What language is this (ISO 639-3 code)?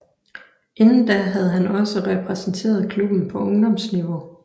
dan